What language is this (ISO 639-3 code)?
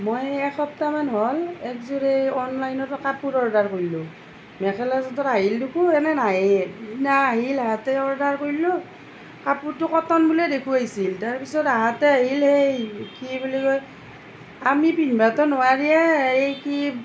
asm